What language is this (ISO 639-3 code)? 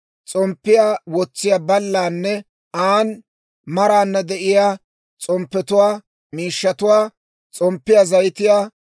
dwr